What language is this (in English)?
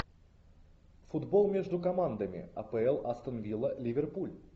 Russian